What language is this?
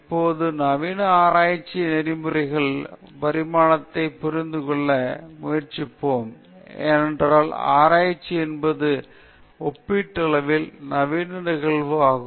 Tamil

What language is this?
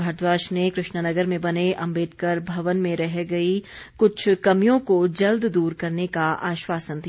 Hindi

